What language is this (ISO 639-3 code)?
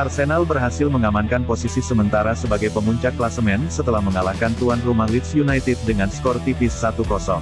ind